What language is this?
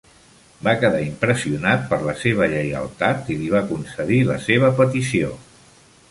Catalan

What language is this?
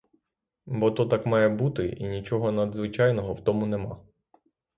Ukrainian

